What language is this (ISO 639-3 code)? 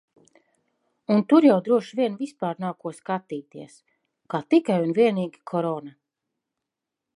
lav